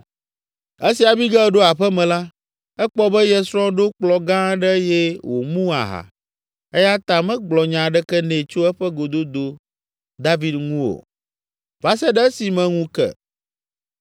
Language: Ewe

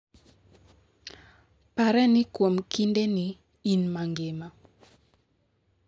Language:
Luo (Kenya and Tanzania)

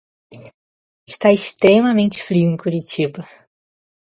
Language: Portuguese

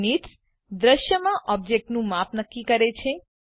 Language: Gujarati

